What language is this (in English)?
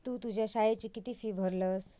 Marathi